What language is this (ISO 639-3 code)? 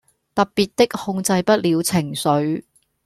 yue